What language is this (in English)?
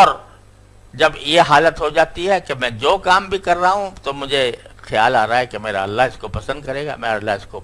Urdu